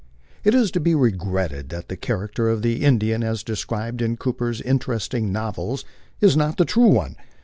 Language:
English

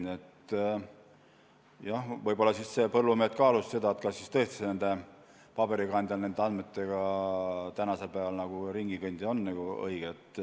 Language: Estonian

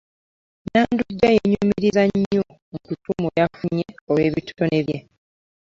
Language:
Ganda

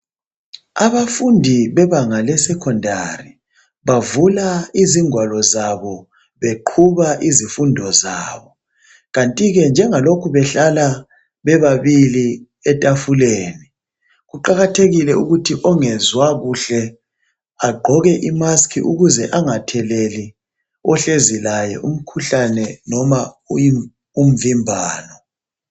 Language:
North Ndebele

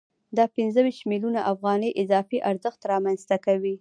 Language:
Pashto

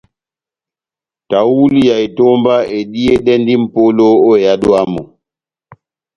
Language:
Batanga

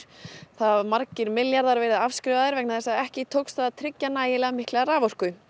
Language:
Icelandic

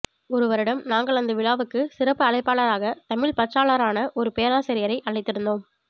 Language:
Tamil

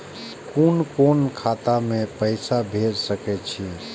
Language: Maithili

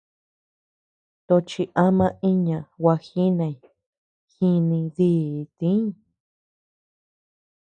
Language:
Tepeuxila Cuicatec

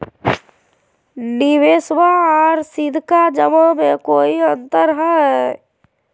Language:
Magahi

